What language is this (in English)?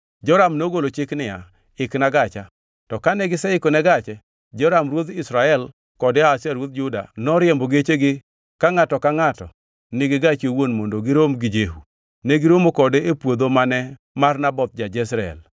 Luo (Kenya and Tanzania)